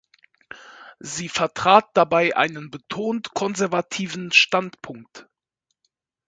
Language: German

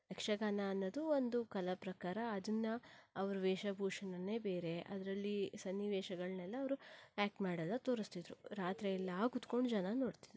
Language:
Kannada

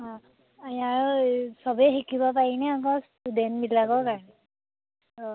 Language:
Assamese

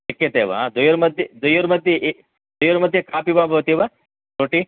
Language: Sanskrit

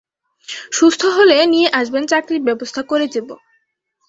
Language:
Bangla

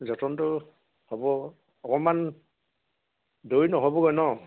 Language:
Assamese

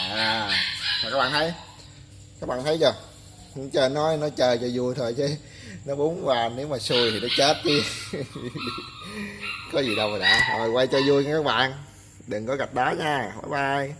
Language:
Vietnamese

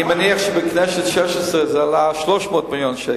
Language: Hebrew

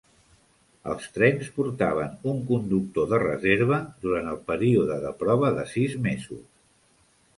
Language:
Catalan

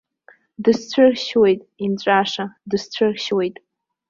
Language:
Abkhazian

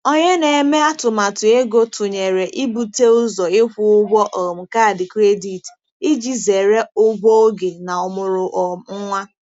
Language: Igbo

